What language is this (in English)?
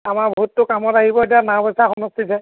Assamese